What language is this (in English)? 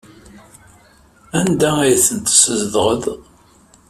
Kabyle